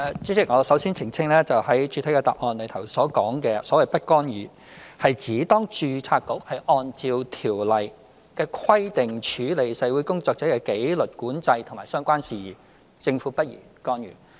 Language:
Cantonese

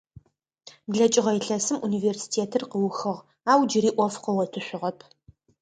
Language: Adyghe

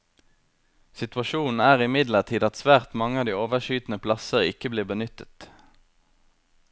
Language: Norwegian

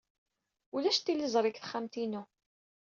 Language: Kabyle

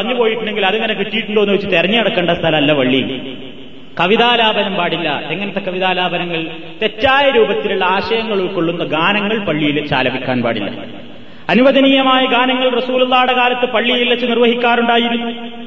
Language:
Malayalam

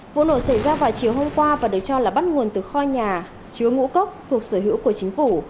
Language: Vietnamese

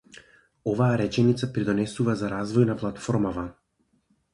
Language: Macedonian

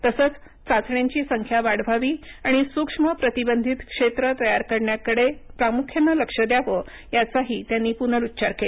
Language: Marathi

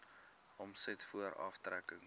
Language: Afrikaans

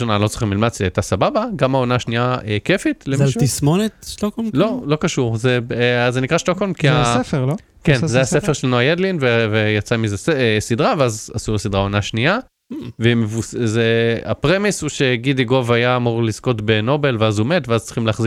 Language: Hebrew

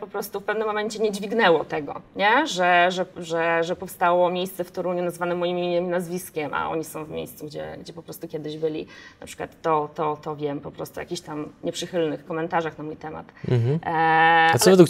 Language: Polish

